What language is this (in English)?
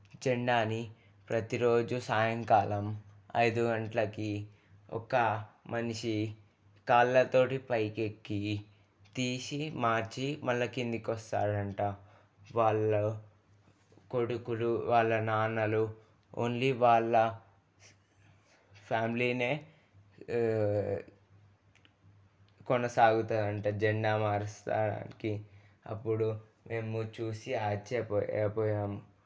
Telugu